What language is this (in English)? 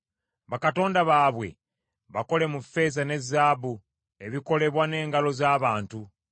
Ganda